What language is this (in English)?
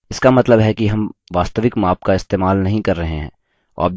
Hindi